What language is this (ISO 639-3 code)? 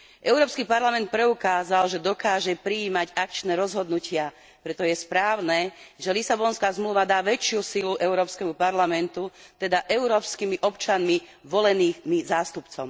slk